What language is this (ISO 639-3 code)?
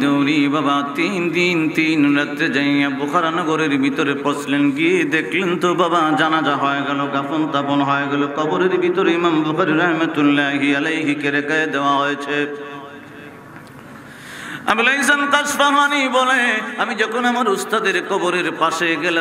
ara